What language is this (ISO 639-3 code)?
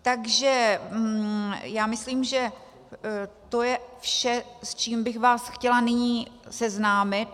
ces